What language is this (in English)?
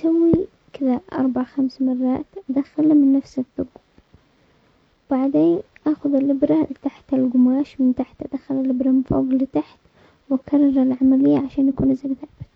Omani Arabic